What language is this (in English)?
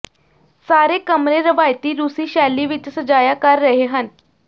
Punjabi